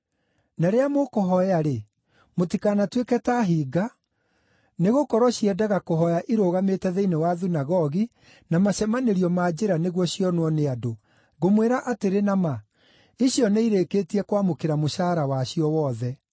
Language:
Kikuyu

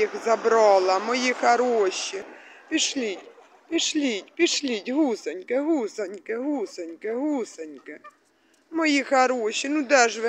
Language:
Russian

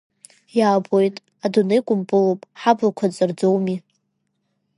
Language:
Abkhazian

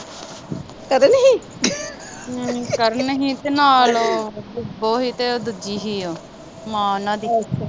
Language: Punjabi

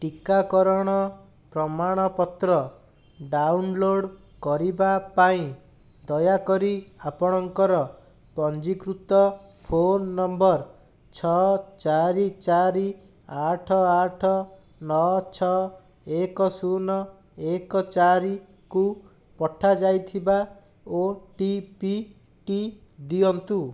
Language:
Odia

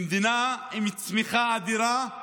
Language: Hebrew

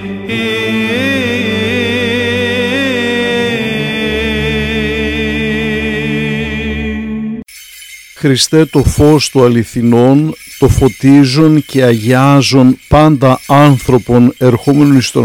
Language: Greek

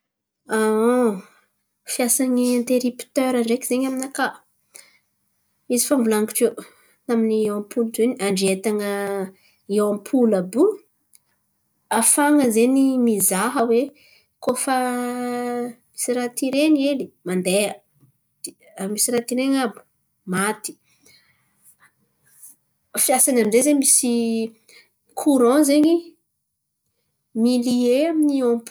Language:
Antankarana Malagasy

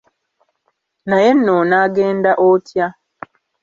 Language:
Ganda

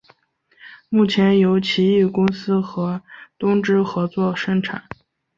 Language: Chinese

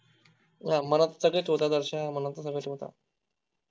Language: Marathi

